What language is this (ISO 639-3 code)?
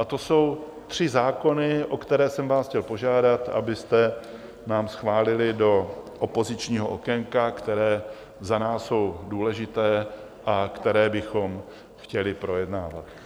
ces